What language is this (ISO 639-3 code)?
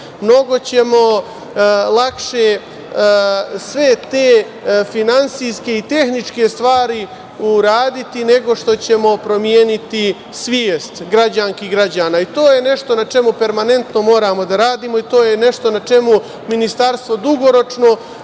srp